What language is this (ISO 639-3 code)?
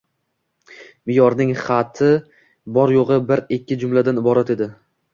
uzb